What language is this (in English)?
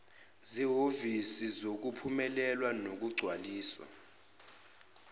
Zulu